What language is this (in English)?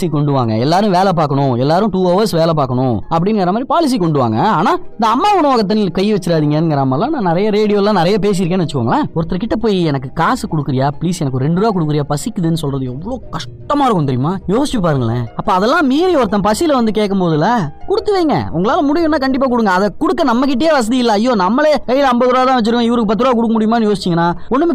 Tamil